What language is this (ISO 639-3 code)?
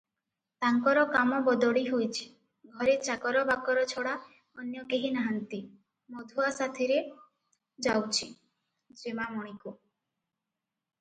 ori